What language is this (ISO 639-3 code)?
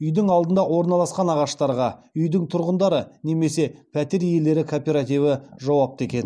kaz